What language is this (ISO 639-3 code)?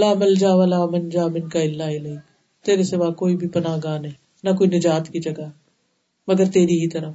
urd